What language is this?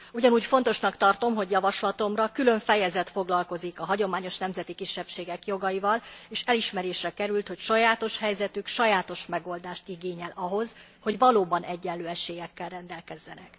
Hungarian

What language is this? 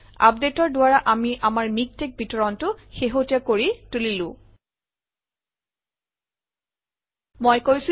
Assamese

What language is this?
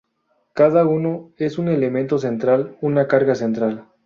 Spanish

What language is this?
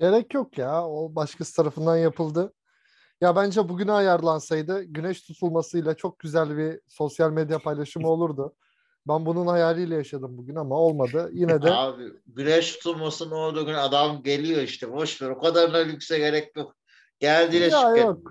Turkish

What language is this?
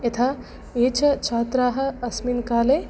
Sanskrit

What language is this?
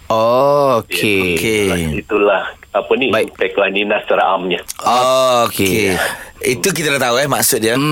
Malay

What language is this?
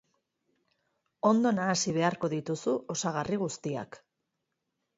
Basque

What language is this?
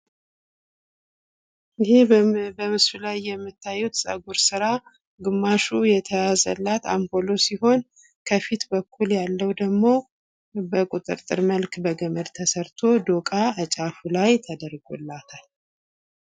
Amharic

